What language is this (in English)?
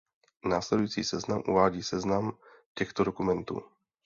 Czech